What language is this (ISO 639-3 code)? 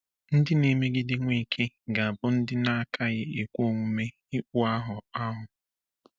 ibo